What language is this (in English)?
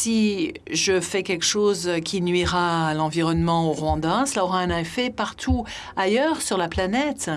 French